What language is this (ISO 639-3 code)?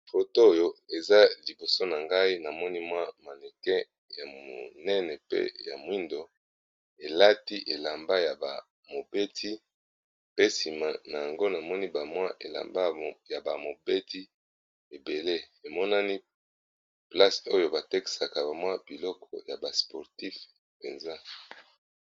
lin